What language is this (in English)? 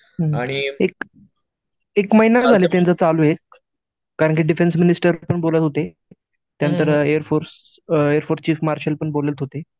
Marathi